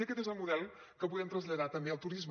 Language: Catalan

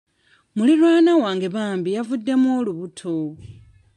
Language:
Ganda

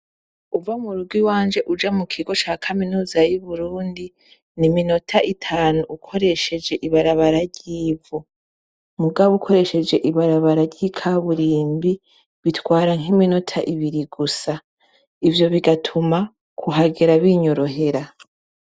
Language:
Rundi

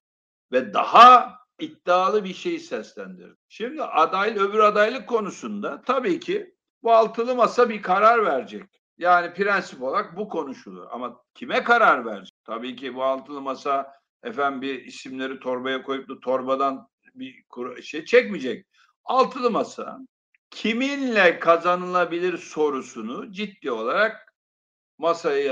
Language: Turkish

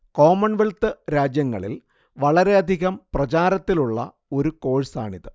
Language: Malayalam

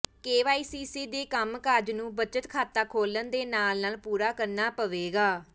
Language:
Punjabi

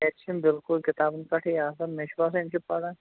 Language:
Kashmiri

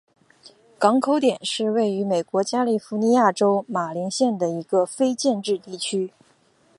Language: Chinese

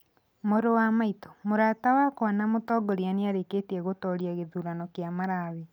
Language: Kikuyu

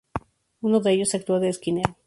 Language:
Spanish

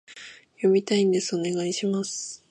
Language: Japanese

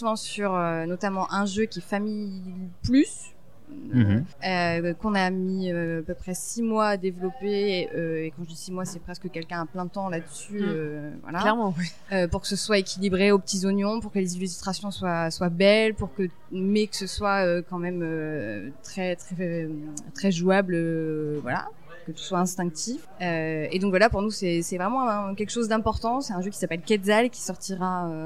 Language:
French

